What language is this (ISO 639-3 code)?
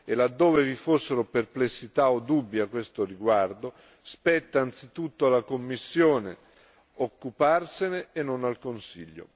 ita